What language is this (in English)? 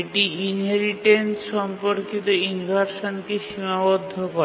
Bangla